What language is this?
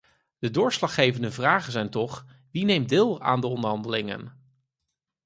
Dutch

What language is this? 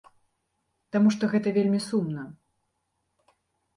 Belarusian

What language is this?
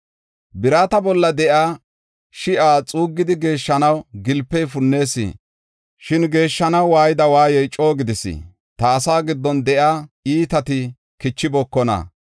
Gofa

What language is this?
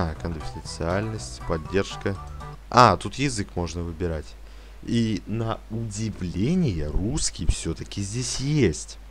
Russian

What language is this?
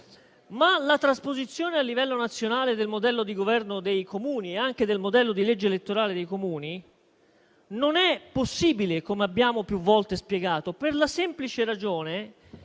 Italian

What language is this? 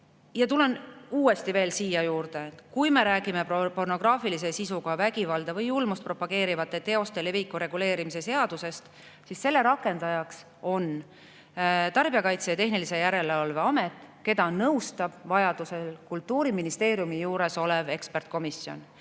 Estonian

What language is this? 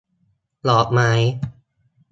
Thai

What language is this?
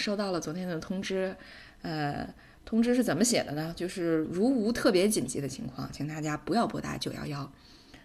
Chinese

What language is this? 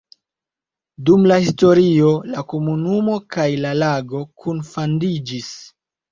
Esperanto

